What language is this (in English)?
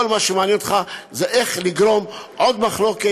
Hebrew